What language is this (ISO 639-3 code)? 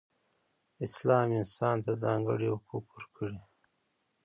pus